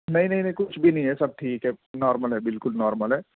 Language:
Urdu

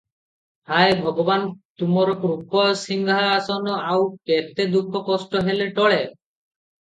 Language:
Odia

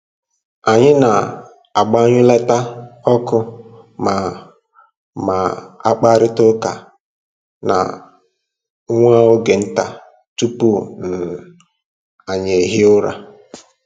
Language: Igbo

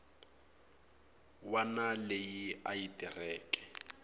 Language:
Tsonga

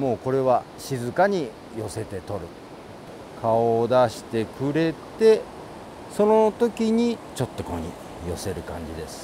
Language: Japanese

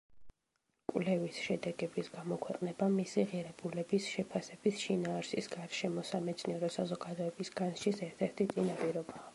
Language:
Georgian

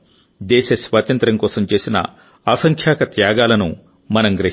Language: Telugu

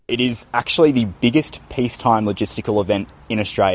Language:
Indonesian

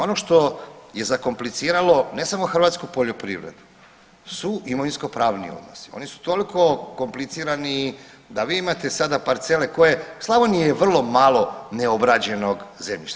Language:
Croatian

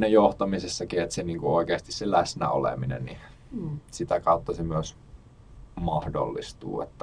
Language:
Finnish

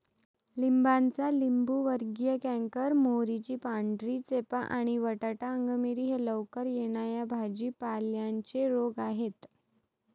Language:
Marathi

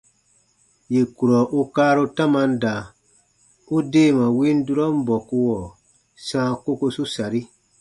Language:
Baatonum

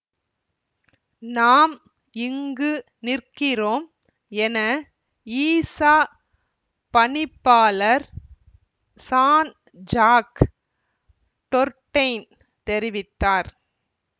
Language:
Tamil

